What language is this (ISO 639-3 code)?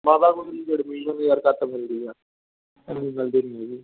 pan